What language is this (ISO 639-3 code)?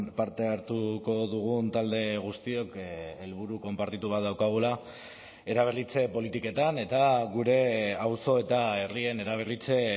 eus